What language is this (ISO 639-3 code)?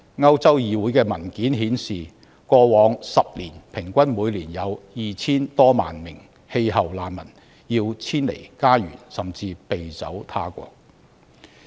yue